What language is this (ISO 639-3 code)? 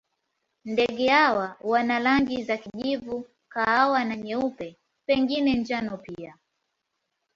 swa